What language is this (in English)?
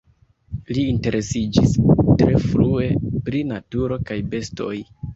Esperanto